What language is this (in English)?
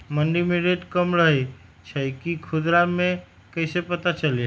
Magahi